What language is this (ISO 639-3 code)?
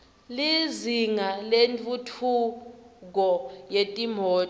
ssw